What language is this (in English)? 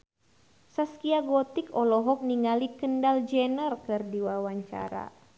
Sundanese